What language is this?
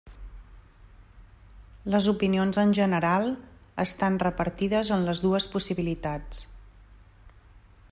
Catalan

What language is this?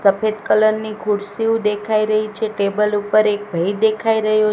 Gujarati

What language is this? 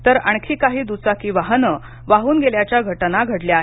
Marathi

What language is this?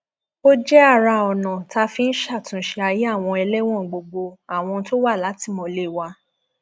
Yoruba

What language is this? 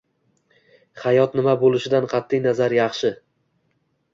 Uzbek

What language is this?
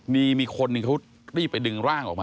Thai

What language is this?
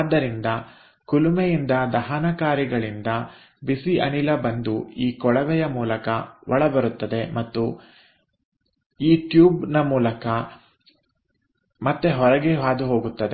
Kannada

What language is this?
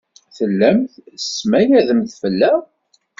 Kabyle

